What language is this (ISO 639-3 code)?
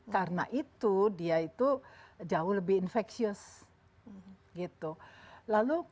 ind